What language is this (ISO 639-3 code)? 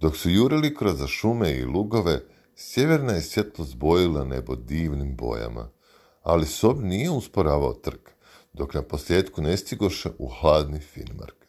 hrv